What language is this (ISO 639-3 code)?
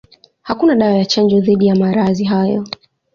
swa